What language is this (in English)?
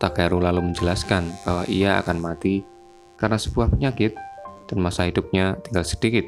Indonesian